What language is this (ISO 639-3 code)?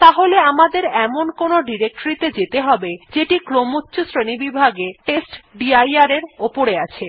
ben